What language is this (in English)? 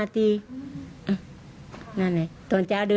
Thai